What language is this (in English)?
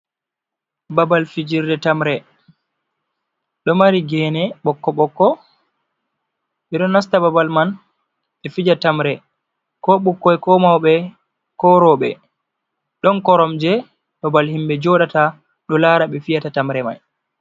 Fula